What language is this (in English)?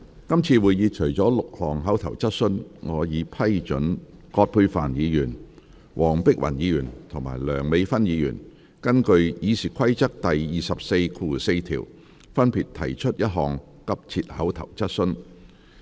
Cantonese